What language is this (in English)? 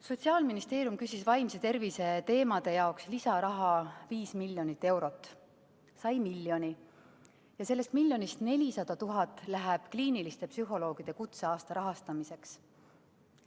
Estonian